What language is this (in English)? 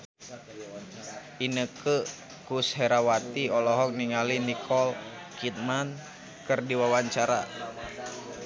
Sundanese